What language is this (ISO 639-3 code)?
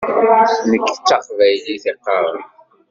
kab